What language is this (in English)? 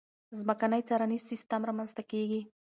Pashto